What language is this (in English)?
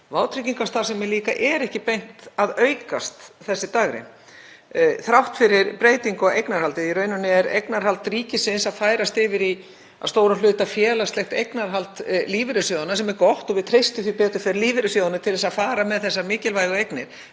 Icelandic